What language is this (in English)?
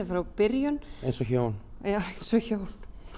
Icelandic